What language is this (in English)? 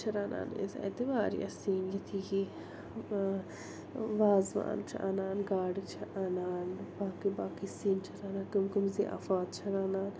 Kashmiri